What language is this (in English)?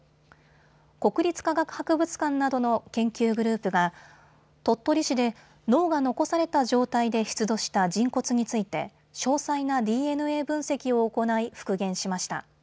Japanese